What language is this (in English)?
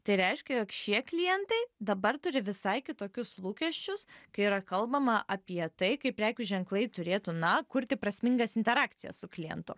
Lithuanian